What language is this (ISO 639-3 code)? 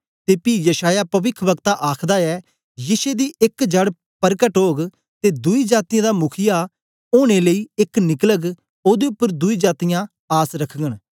doi